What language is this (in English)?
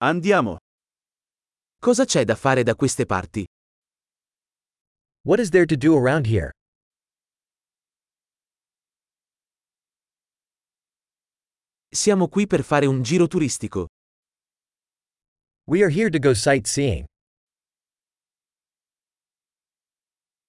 Italian